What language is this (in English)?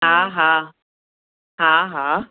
Sindhi